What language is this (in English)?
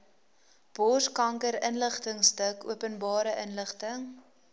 Afrikaans